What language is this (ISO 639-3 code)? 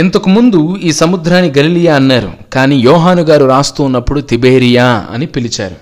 tel